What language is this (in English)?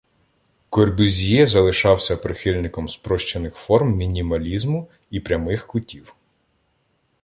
Ukrainian